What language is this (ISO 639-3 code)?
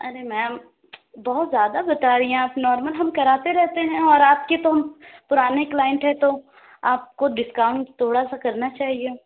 urd